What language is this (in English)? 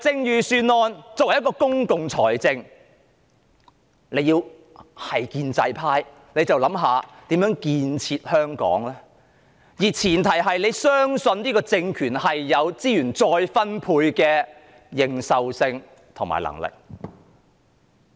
Cantonese